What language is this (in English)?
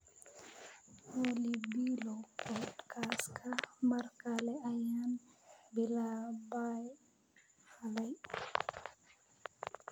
Somali